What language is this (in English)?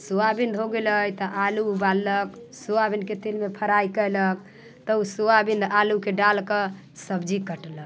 Maithili